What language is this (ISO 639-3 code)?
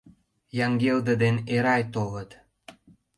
chm